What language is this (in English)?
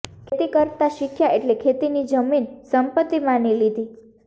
Gujarati